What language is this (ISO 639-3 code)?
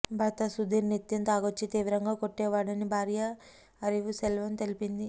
tel